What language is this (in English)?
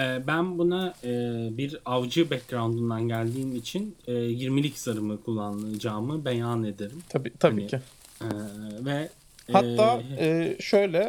Turkish